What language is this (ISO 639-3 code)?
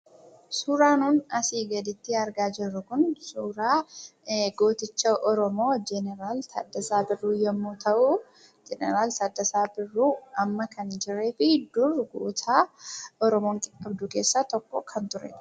orm